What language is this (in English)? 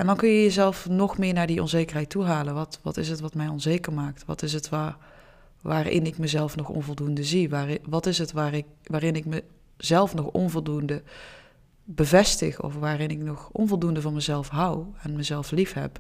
Dutch